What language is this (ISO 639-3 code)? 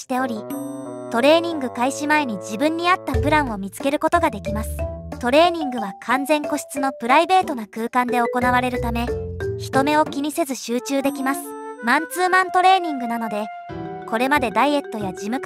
jpn